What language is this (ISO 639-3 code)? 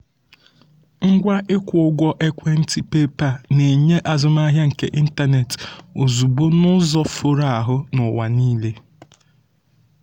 ibo